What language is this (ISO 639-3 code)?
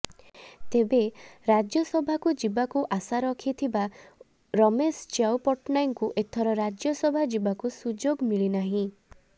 ori